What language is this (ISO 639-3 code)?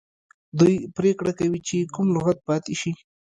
pus